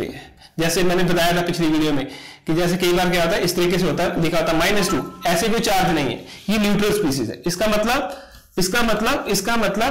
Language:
Hindi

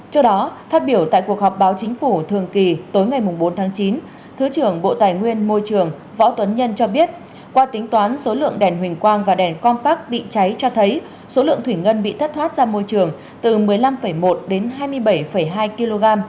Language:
Vietnamese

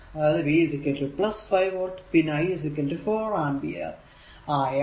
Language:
Malayalam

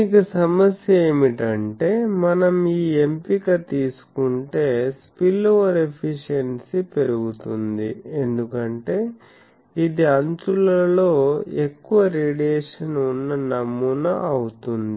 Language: Telugu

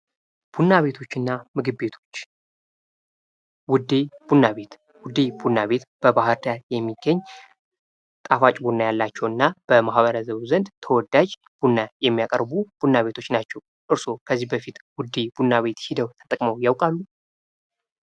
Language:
Amharic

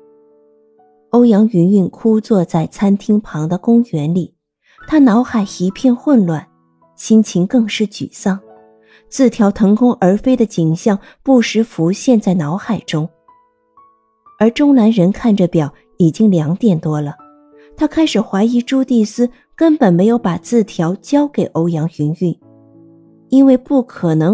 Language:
Chinese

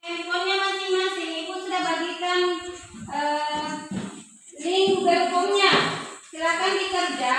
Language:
Indonesian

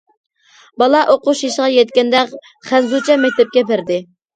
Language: Uyghur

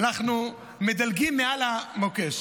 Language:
Hebrew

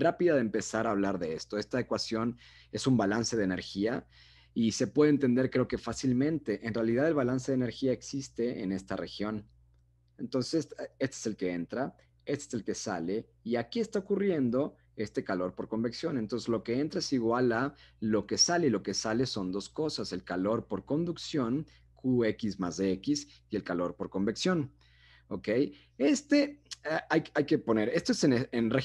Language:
Spanish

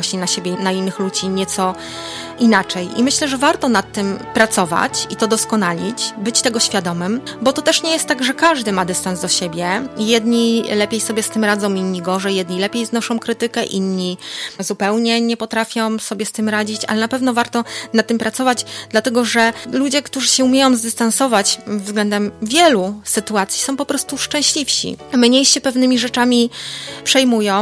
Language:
Polish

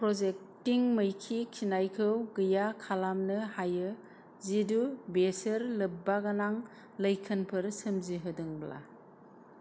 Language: Bodo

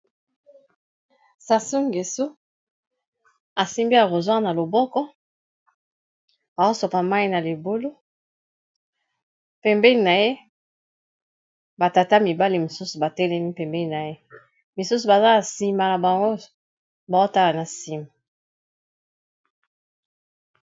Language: Lingala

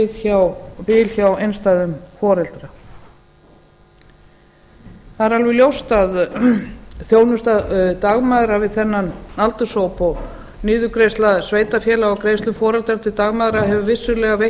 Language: Icelandic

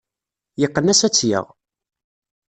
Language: Kabyle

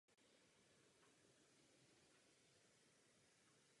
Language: Czech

